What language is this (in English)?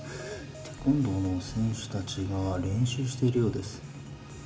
Japanese